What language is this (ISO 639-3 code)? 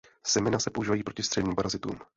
ces